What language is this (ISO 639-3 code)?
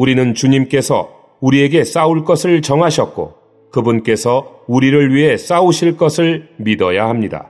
kor